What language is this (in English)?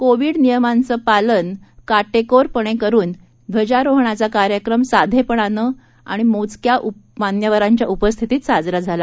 Marathi